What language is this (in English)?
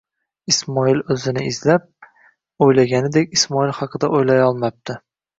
Uzbek